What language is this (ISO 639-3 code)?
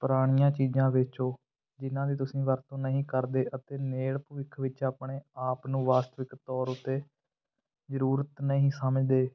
pan